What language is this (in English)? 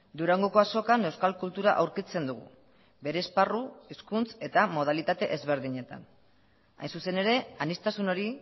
Basque